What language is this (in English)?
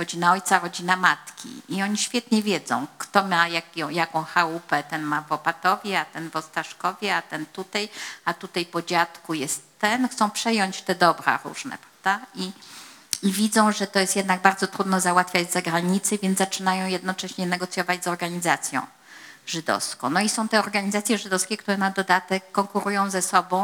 Polish